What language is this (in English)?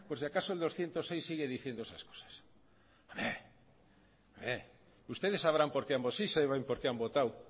Spanish